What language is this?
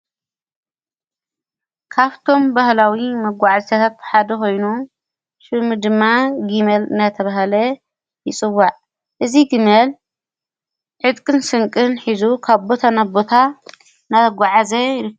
Tigrinya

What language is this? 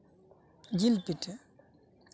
Santali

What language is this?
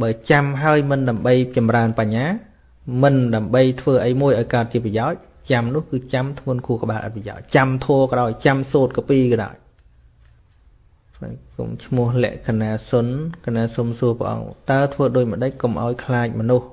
Vietnamese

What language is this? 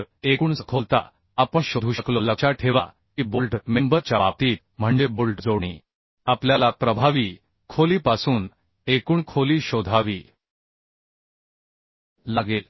Marathi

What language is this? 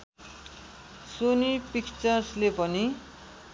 Nepali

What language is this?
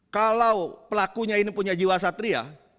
Indonesian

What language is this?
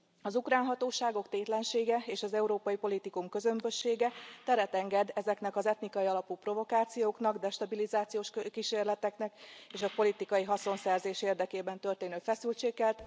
Hungarian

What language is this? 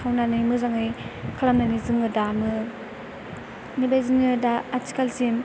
Bodo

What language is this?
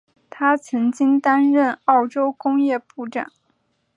Chinese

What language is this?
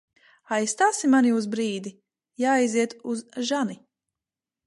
Latvian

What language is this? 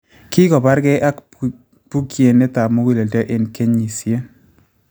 Kalenjin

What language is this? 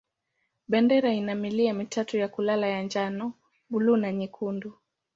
Swahili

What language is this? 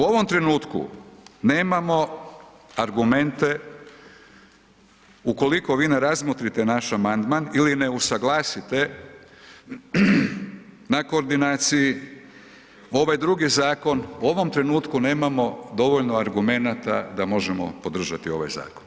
Croatian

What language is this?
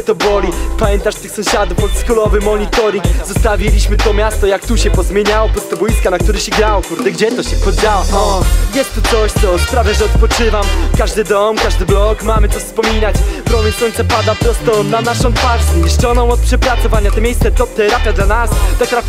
Polish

